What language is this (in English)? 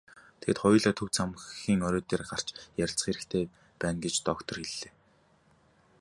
Mongolian